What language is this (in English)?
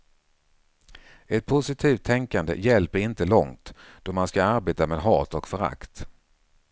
Swedish